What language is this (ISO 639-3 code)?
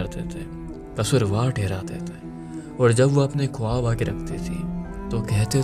urd